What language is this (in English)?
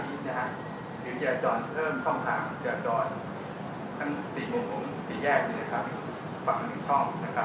Thai